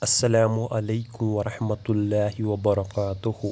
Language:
Kashmiri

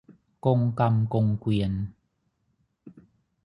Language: Thai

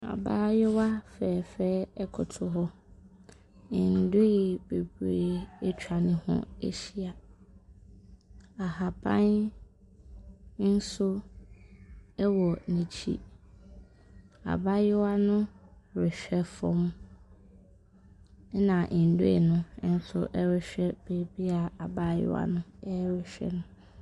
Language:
Akan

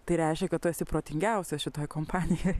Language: Lithuanian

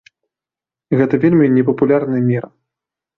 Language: Belarusian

